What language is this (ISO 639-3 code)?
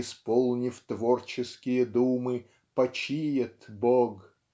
rus